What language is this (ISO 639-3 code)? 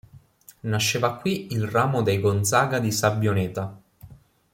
ita